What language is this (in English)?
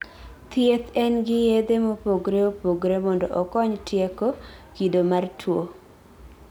Luo (Kenya and Tanzania)